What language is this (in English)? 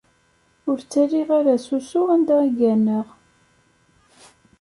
Kabyle